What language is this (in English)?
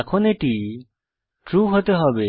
Bangla